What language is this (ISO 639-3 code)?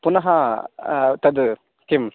san